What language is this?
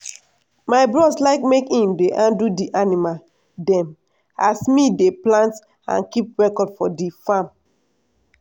Nigerian Pidgin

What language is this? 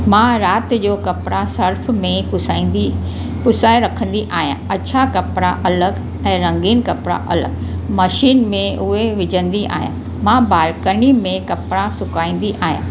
Sindhi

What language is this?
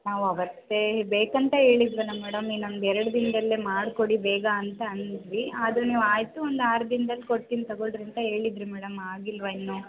Kannada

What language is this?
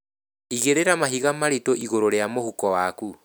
Kikuyu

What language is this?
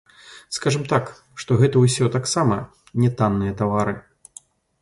Belarusian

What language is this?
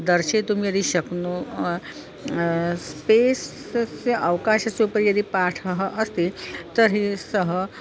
Sanskrit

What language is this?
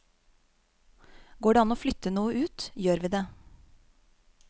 Norwegian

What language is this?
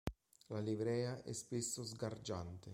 Italian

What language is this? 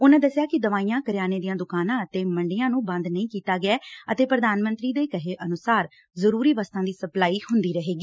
Punjabi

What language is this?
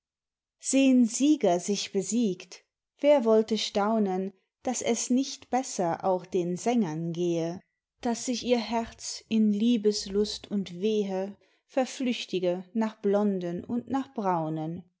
German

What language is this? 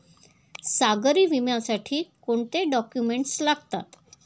Marathi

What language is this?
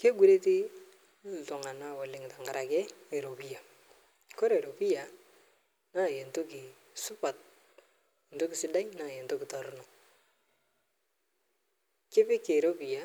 Masai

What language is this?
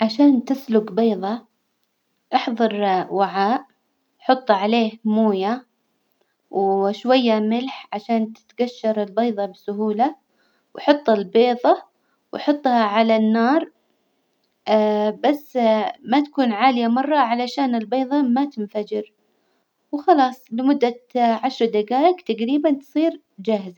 Hijazi Arabic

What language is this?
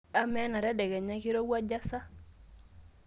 Masai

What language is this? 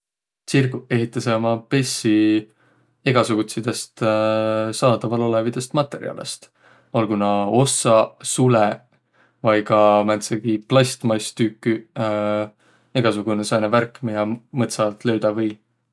Võro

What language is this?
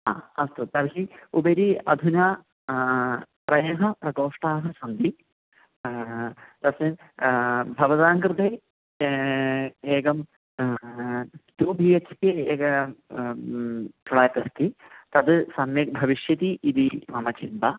Sanskrit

